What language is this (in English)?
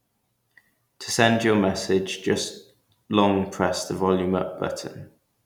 English